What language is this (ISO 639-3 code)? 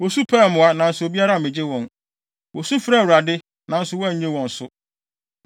aka